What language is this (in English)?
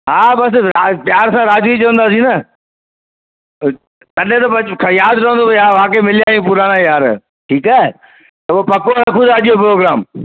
Sindhi